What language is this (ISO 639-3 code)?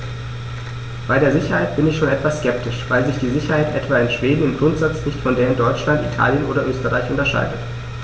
deu